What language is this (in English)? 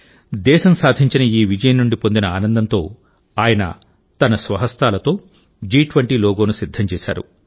Telugu